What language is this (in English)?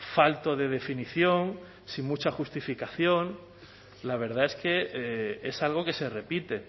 Spanish